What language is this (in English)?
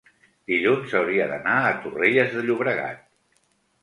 Catalan